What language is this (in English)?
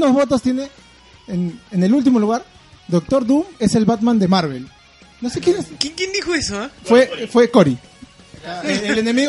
Spanish